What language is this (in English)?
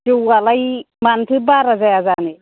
Bodo